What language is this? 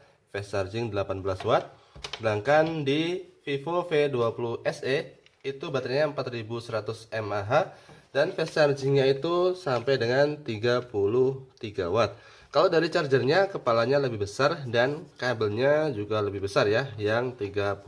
Indonesian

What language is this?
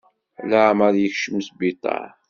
Kabyle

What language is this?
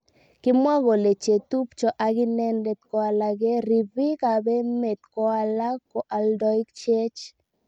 Kalenjin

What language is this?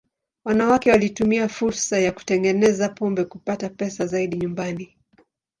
Swahili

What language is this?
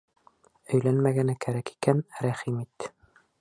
Bashkir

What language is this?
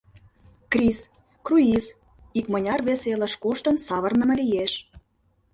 Mari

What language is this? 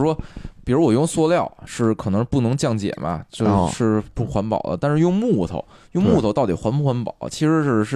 Chinese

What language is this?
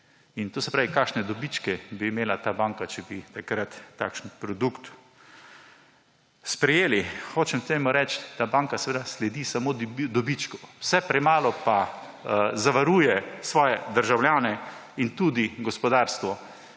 Slovenian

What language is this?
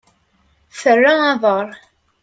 Kabyle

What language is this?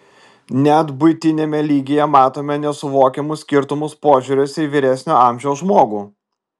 Lithuanian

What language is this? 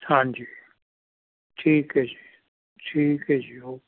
Punjabi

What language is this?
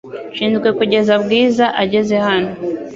Kinyarwanda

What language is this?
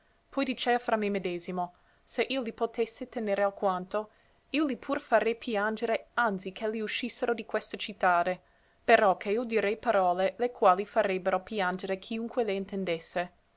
Italian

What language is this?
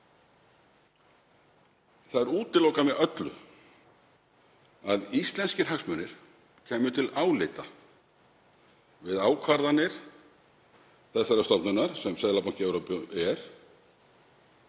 Icelandic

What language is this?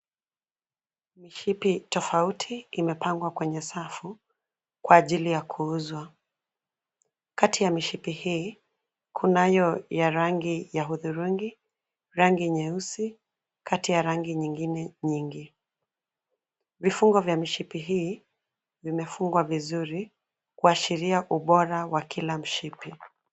Swahili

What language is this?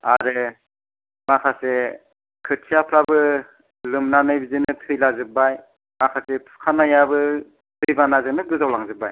Bodo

